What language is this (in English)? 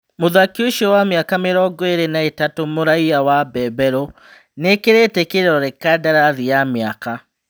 Kikuyu